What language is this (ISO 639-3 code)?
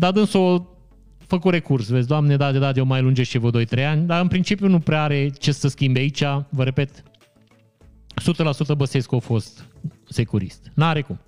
ron